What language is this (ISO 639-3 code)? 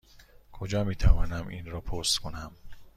fas